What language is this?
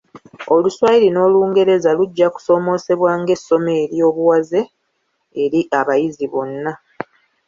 Ganda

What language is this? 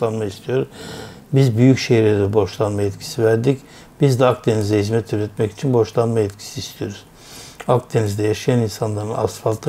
Turkish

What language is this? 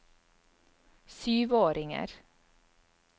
Norwegian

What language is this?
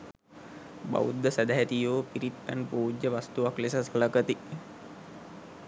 Sinhala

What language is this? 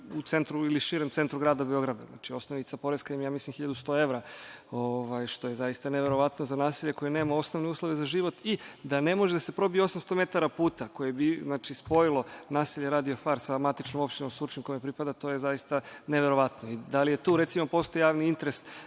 Serbian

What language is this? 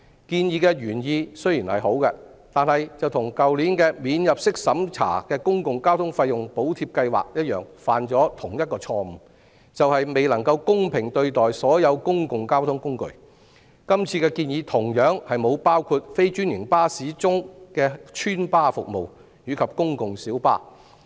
Cantonese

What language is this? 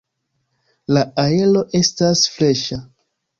Esperanto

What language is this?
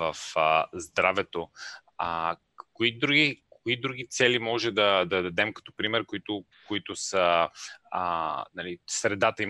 Bulgarian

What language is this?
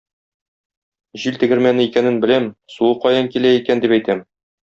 Tatar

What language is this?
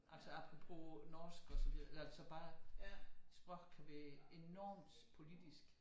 Danish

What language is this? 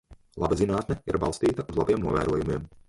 Latvian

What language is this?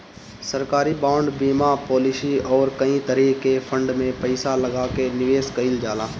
Bhojpuri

